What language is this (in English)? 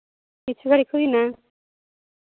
Santali